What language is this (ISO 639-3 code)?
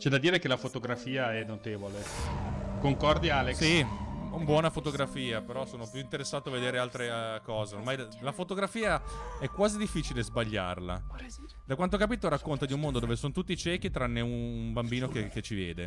ita